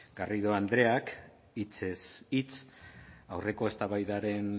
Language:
Basque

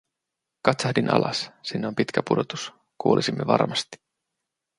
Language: Finnish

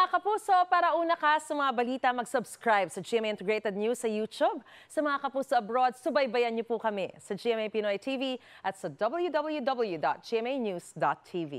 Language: Filipino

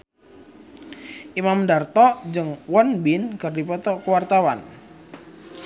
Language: Sundanese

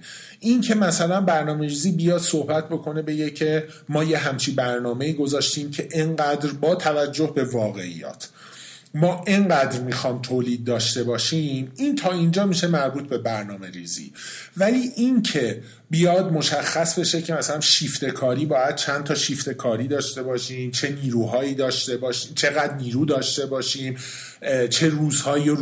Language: Persian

